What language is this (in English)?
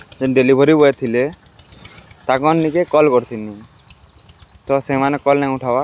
Odia